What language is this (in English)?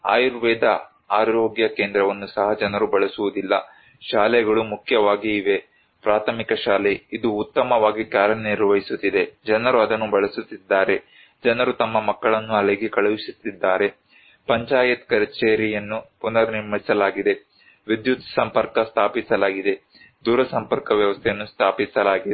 Kannada